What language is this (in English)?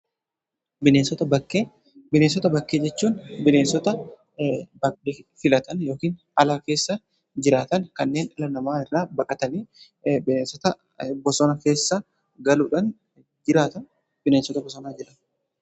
Oromo